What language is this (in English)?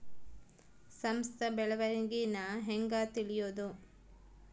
Kannada